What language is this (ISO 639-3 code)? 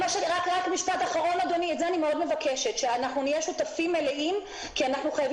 heb